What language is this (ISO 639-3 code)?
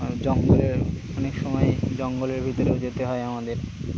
ben